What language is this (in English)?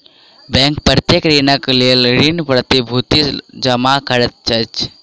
Maithili